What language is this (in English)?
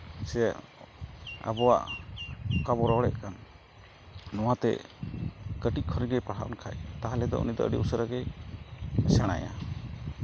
Santali